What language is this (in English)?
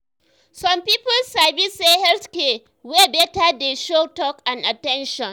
Nigerian Pidgin